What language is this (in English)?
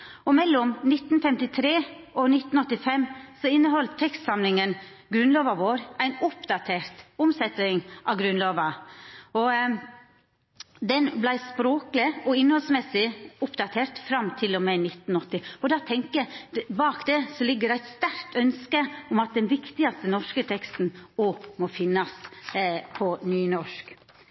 Norwegian Nynorsk